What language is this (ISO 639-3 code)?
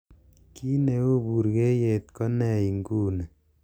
kln